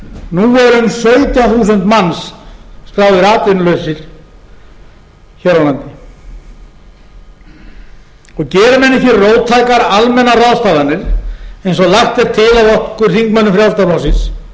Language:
Icelandic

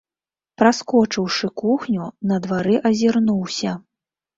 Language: Belarusian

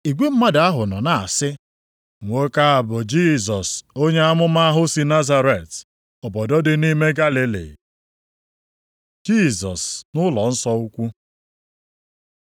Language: Igbo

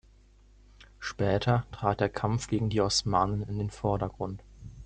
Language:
German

